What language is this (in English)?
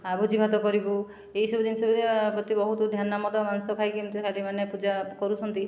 Odia